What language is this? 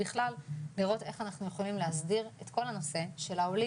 Hebrew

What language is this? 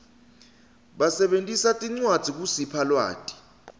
Swati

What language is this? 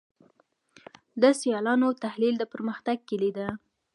Pashto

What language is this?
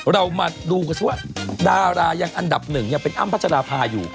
Thai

